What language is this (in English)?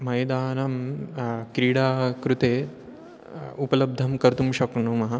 Sanskrit